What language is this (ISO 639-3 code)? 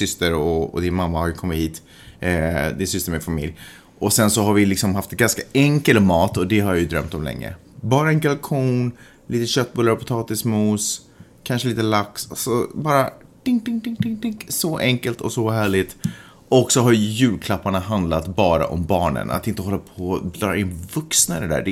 swe